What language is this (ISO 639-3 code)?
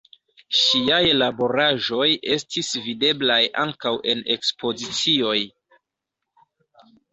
epo